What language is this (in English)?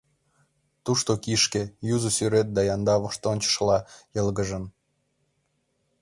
Mari